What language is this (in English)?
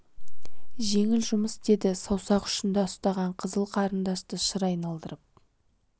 Kazakh